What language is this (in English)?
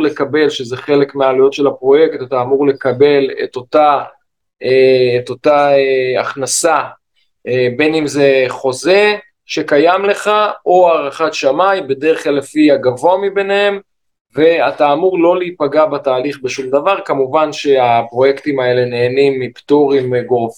Hebrew